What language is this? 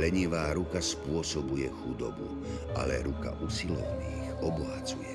Slovak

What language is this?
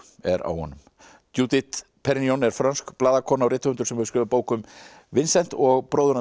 Icelandic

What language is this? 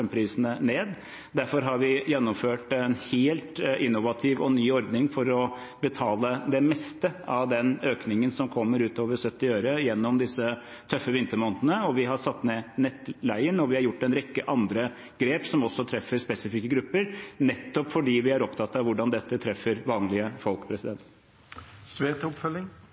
Norwegian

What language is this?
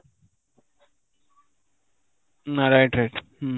Odia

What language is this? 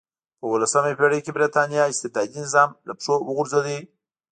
Pashto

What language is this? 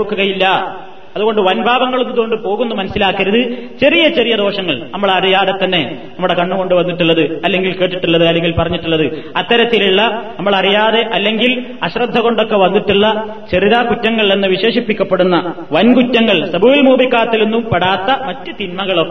Malayalam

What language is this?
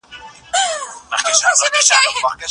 Pashto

